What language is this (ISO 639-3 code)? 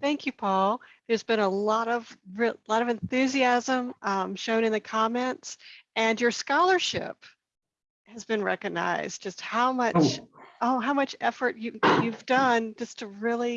eng